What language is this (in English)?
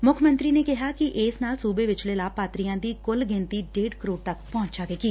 Punjabi